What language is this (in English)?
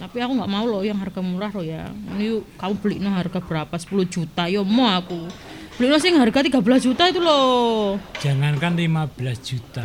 Indonesian